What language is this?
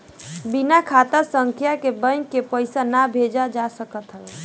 Bhojpuri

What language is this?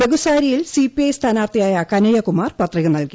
Malayalam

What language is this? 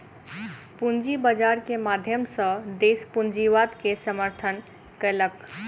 Maithili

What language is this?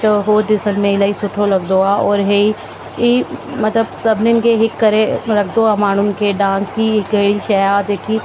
Sindhi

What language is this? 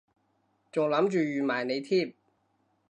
Cantonese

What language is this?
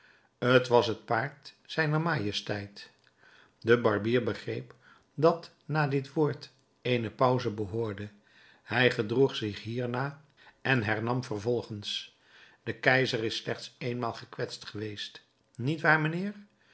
Dutch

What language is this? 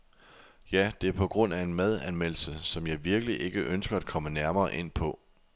Danish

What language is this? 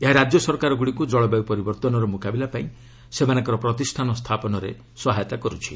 Odia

